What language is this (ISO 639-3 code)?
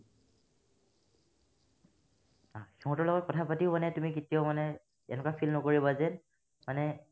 asm